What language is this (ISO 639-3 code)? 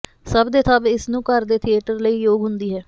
pan